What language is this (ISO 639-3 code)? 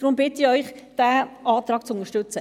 gsw